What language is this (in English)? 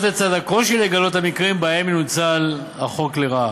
Hebrew